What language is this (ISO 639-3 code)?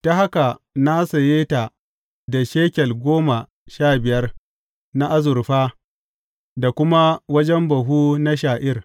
hau